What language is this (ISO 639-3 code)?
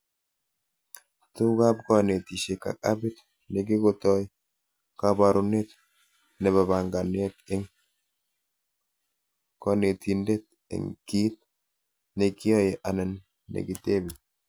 kln